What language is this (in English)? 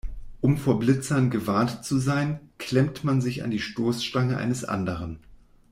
German